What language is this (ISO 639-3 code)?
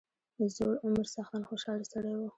pus